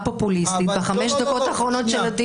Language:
Hebrew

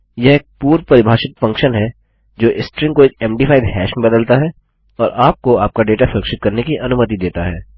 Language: Hindi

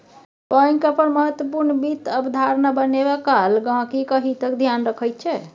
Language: Maithili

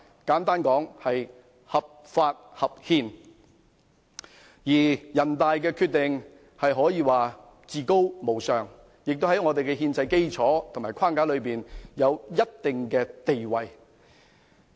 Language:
Cantonese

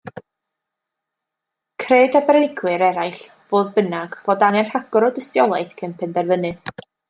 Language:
Welsh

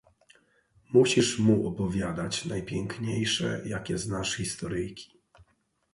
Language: Polish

